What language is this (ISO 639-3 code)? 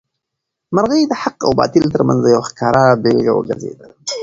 pus